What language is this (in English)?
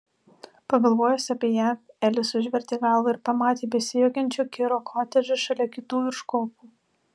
Lithuanian